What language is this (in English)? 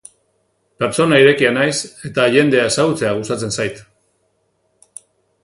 Basque